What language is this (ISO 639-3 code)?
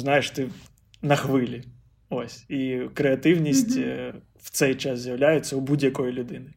ukr